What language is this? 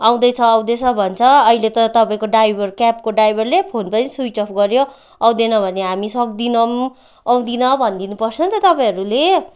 Nepali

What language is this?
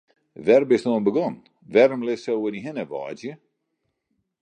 Western Frisian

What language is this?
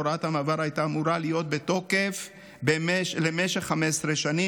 Hebrew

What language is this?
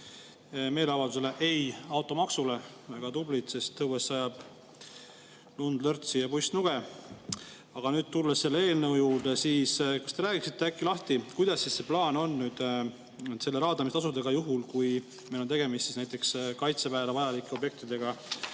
Estonian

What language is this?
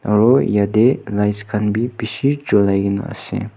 Naga Pidgin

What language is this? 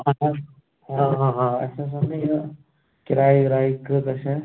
Kashmiri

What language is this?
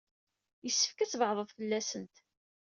Kabyle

